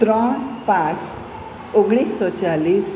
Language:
Gujarati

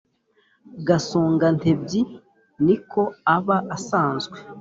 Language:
Kinyarwanda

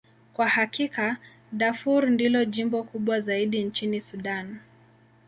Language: Swahili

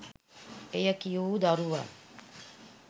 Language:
Sinhala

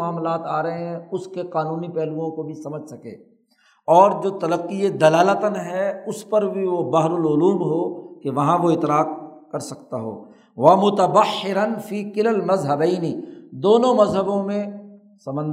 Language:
Urdu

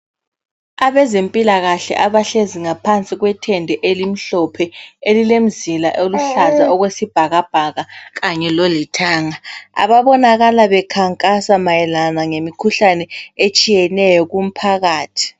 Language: North Ndebele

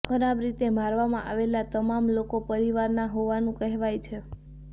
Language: Gujarati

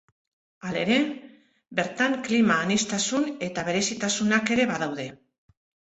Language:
Basque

